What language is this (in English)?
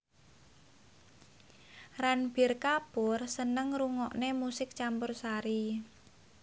Javanese